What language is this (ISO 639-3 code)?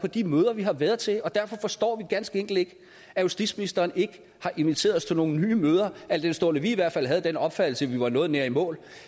dan